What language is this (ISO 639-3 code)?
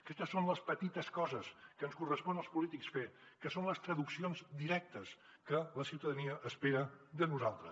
cat